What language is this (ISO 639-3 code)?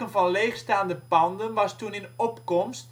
nld